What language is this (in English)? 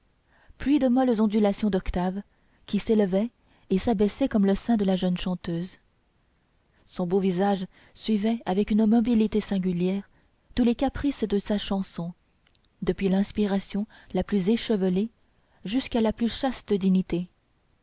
French